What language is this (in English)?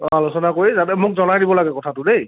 Assamese